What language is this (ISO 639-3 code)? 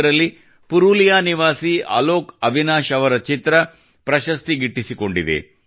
kan